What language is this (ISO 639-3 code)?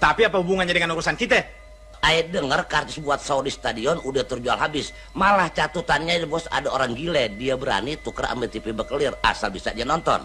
ind